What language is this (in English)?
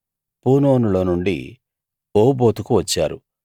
Telugu